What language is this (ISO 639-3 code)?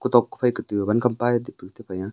nnp